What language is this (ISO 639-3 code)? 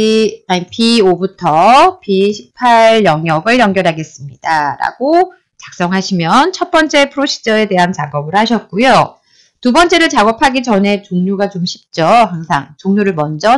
kor